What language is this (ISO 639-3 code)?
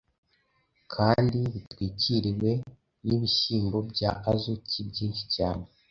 kin